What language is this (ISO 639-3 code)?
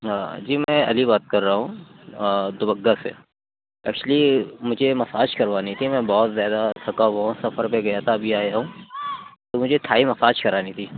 urd